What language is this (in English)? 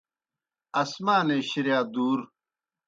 Kohistani Shina